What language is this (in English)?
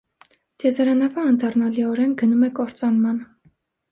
Armenian